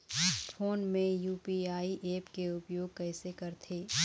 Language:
Chhattisgarhi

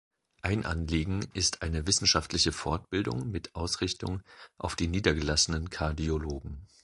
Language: German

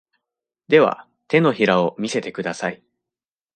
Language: Japanese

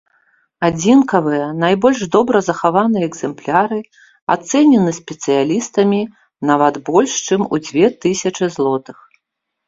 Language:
Belarusian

